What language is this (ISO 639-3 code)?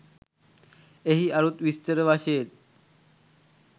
sin